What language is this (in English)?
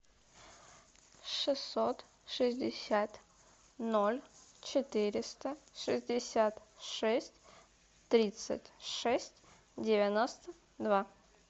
Russian